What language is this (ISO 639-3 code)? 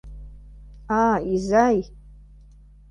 chm